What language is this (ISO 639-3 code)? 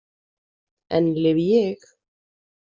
isl